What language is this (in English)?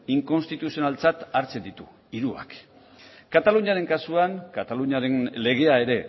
Basque